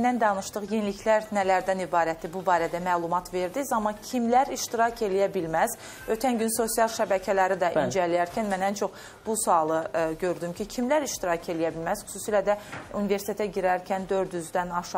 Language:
Turkish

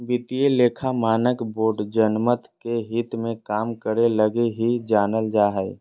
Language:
Magahi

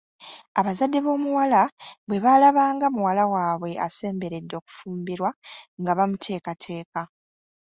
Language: Ganda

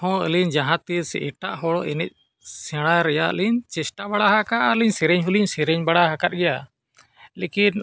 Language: Santali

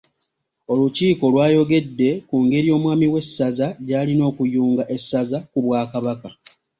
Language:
Ganda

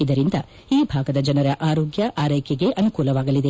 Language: Kannada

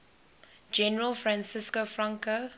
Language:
English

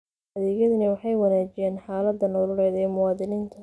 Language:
Somali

